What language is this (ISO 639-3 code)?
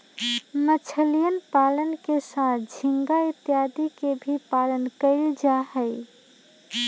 mag